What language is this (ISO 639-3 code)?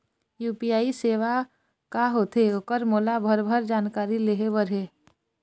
hne